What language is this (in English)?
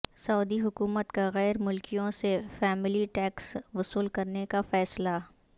Urdu